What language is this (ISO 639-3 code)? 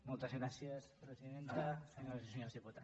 cat